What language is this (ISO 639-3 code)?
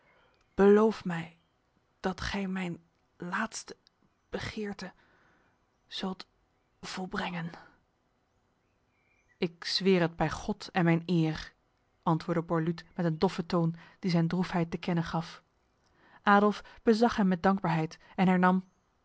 nld